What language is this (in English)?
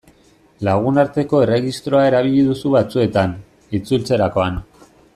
Basque